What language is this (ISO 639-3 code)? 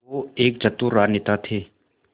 hin